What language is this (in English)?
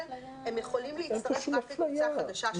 Hebrew